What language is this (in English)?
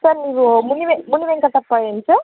Kannada